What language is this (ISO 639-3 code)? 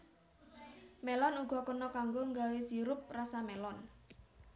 jav